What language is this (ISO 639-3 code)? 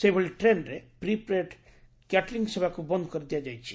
ori